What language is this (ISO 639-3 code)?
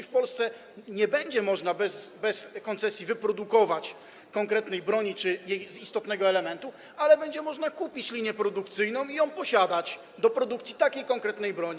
pol